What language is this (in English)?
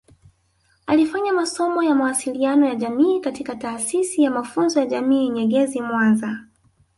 Swahili